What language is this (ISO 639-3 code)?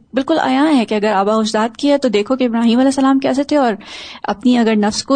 urd